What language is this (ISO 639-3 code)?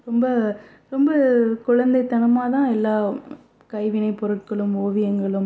tam